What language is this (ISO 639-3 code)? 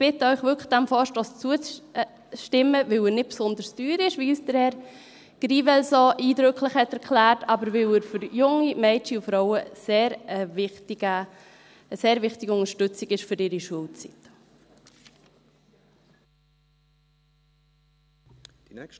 gsw